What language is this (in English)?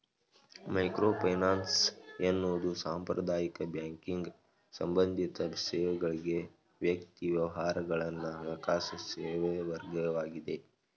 Kannada